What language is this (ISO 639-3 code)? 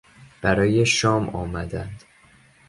fas